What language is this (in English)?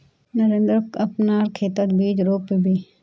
Magahi